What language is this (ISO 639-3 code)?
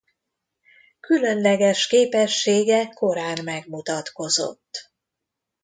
hun